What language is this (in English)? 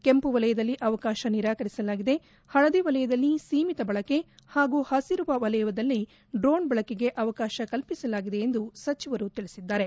Kannada